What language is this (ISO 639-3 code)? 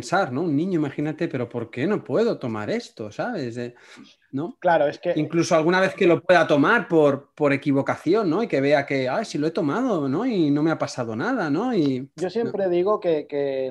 spa